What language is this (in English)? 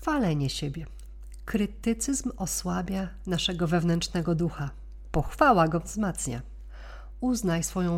Polish